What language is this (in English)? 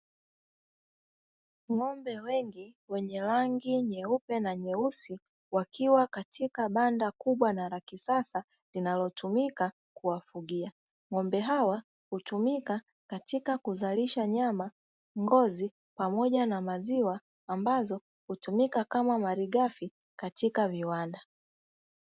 Swahili